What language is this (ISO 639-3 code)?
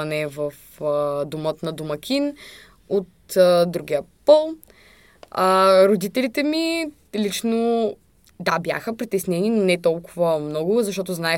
bul